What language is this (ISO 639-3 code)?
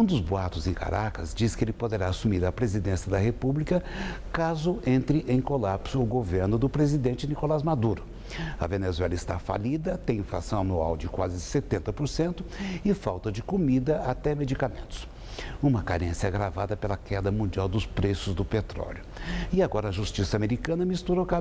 por